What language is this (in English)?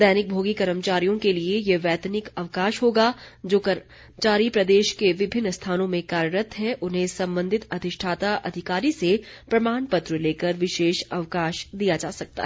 Hindi